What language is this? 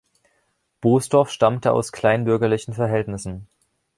German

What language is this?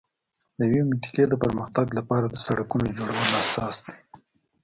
Pashto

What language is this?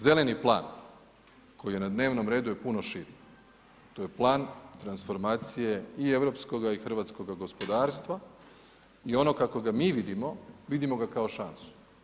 Croatian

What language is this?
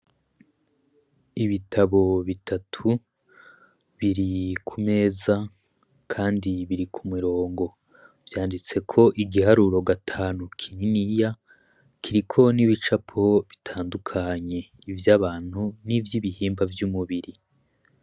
Rundi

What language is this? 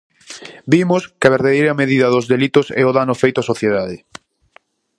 Galician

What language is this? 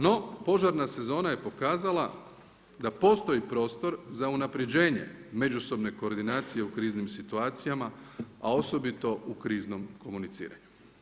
Croatian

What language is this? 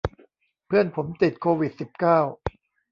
Thai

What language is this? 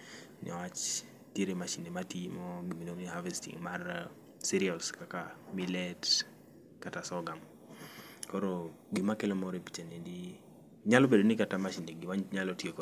Luo (Kenya and Tanzania)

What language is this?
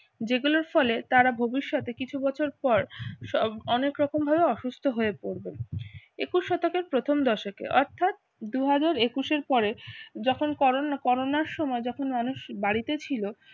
Bangla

